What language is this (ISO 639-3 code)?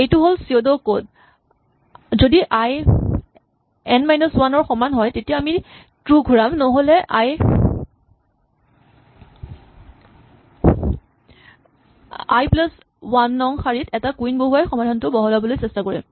asm